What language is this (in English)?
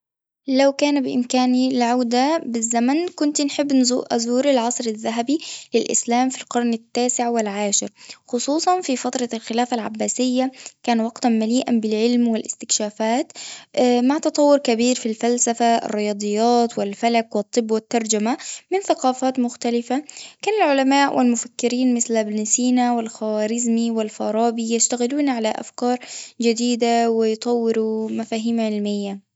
Tunisian Arabic